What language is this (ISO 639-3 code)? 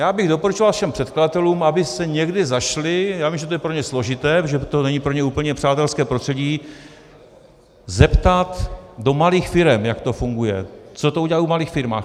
ces